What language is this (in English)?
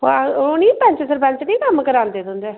Dogri